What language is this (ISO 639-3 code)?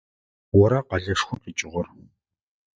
ady